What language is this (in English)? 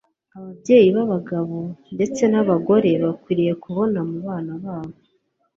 Kinyarwanda